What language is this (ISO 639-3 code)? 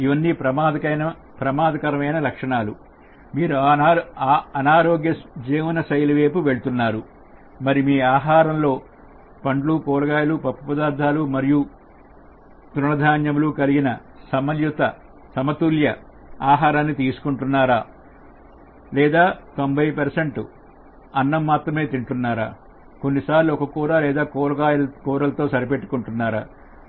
tel